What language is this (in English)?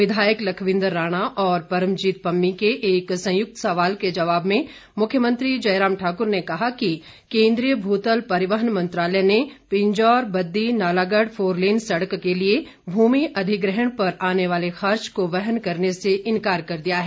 Hindi